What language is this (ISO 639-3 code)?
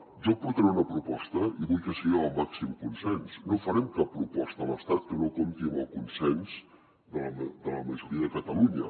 cat